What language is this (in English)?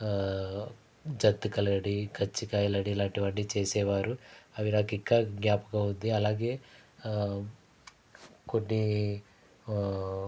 Telugu